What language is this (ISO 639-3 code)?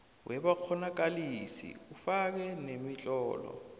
nbl